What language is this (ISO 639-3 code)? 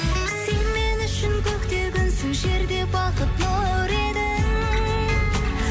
kaz